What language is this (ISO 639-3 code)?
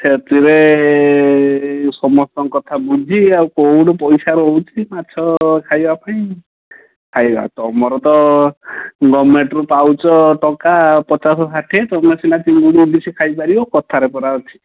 ori